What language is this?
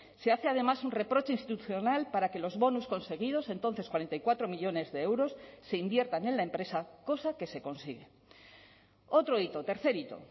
Spanish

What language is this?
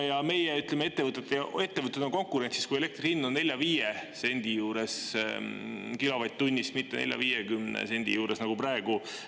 Estonian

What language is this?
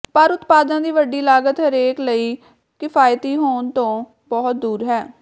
Punjabi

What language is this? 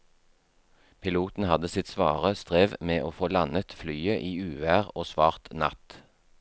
Norwegian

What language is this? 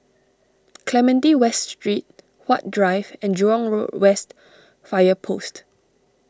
English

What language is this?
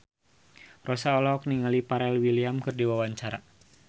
Sundanese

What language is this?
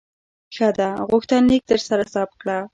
Pashto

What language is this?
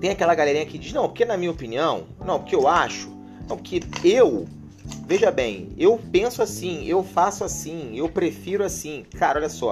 Portuguese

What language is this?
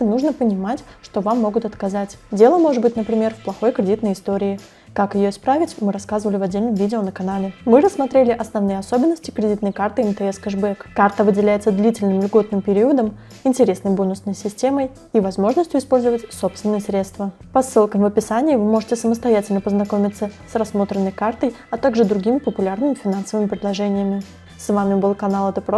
Russian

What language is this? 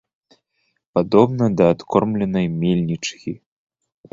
Belarusian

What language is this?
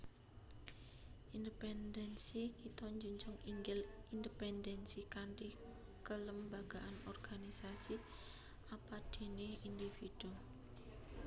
Javanese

